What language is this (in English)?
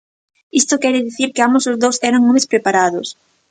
Galician